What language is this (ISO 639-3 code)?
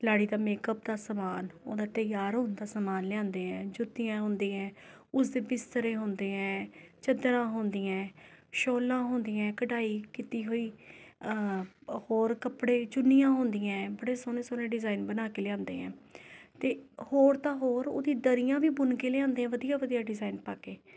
pan